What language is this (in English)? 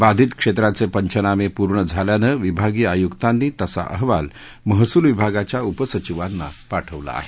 Marathi